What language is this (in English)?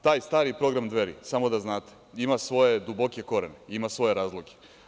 Serbian